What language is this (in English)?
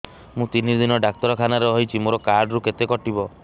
Odia